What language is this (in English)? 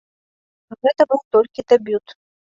Belarusian